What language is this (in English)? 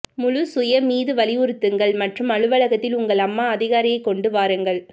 Tamil